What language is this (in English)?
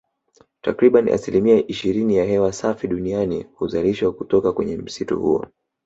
Swahili